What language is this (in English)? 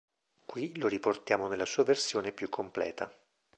Italian